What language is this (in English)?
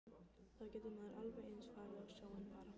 Icelandic